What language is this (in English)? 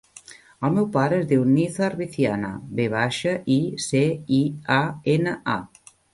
Catalan